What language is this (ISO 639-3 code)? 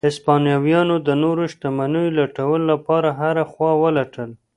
pus